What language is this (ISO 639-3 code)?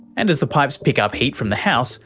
eng